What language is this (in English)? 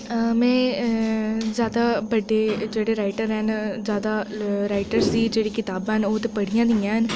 Dogri